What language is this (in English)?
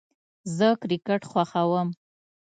Pashto